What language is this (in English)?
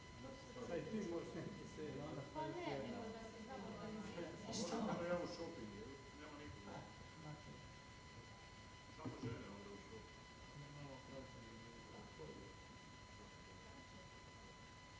Croatian